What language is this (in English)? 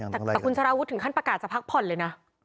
Thai